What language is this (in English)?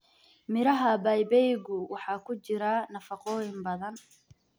Somali